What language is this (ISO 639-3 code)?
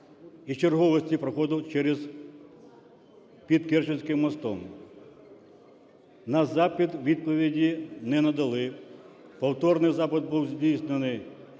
ukr